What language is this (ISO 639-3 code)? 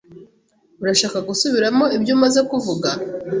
kin